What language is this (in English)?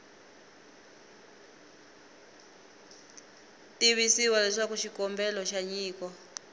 Tsonga